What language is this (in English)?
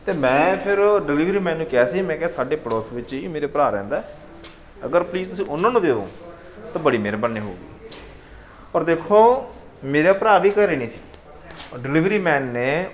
Punjabi